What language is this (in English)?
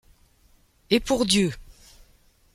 French